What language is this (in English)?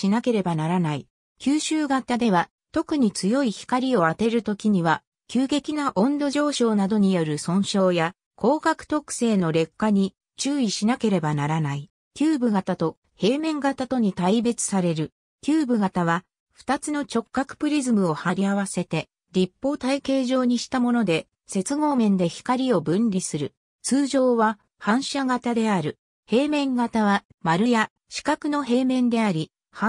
Japanese